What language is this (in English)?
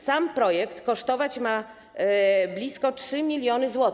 Polish